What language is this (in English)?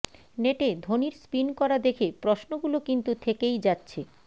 Bangla